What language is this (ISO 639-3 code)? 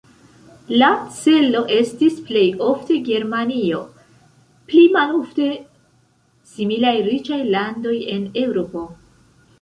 epo